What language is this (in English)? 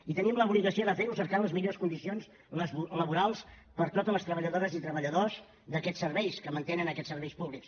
Catalan